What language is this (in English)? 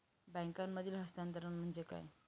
Marathi